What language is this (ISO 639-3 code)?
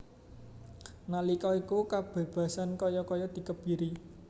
jav